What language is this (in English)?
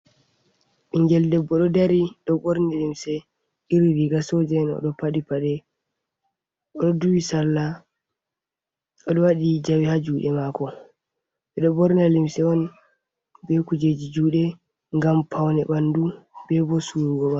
Fula